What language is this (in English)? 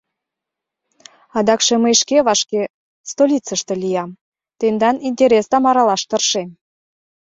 Mari